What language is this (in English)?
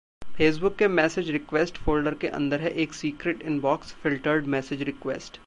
Hindi